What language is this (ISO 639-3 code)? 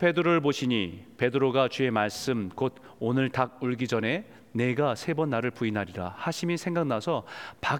kor